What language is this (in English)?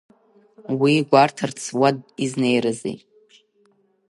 Abkhazian